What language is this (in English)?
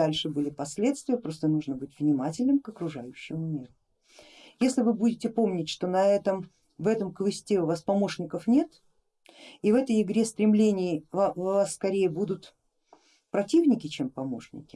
Russian